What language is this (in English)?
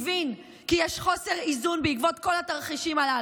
Hebrew